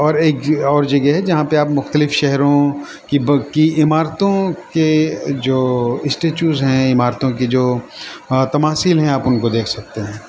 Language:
Urdu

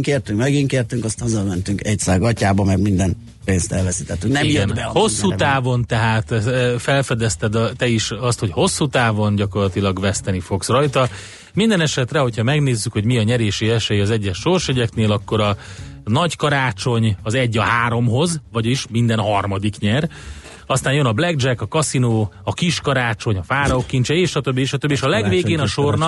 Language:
Hungarian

